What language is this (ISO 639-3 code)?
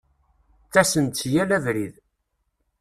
kab